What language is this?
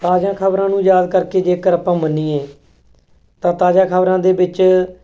Punjabi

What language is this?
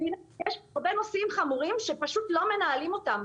Hebrew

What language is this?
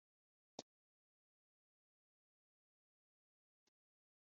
Kinyarwanda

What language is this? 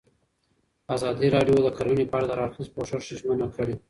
Pashto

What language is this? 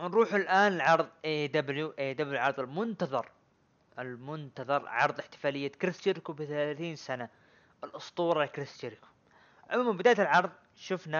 Arabic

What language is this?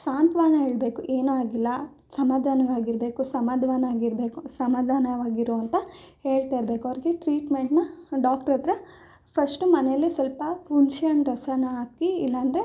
Kannada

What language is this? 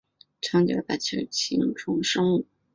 Chinese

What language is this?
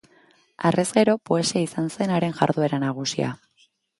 Basque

